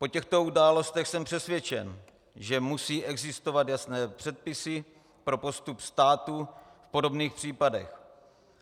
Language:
Czech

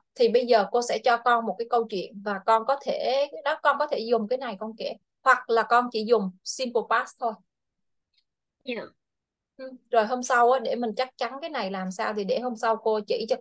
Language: Vietnamese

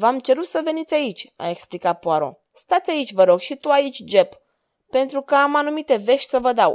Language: Romanian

